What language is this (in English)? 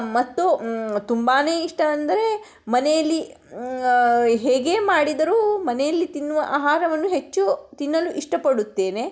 Kannada